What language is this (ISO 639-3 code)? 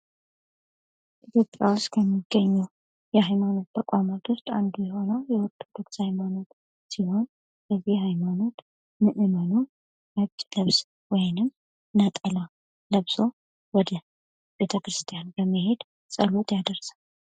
amh